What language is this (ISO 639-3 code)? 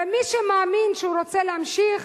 heb